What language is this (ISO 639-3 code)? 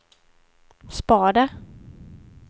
swe